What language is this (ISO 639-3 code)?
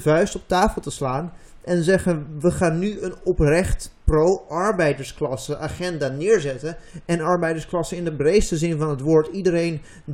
nld